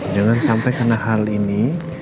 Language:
Indonesian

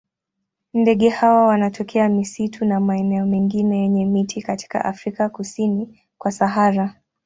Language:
Swahili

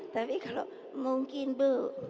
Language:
Indonesian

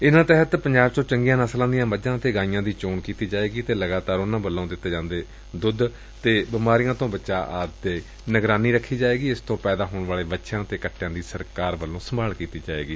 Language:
Punjabi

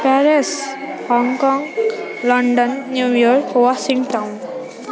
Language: Nepali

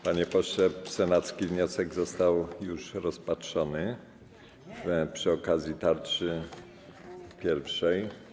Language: Polish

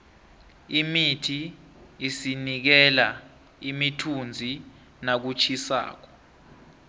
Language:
South Ndebele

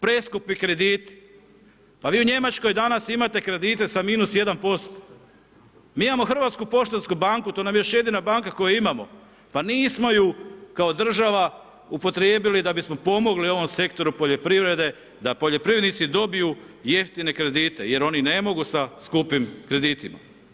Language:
Croatian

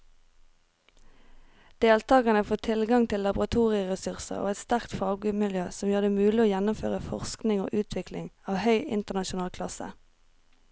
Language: Norwegian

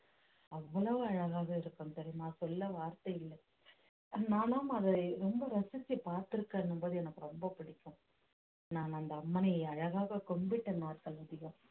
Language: Tamil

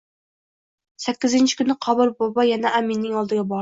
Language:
Uzbek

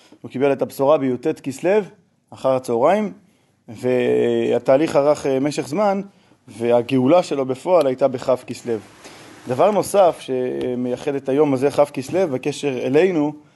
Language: Hebrew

